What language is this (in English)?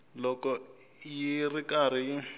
Tsonga